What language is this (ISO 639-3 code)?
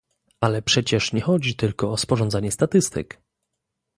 pol